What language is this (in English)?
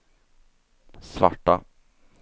Swedish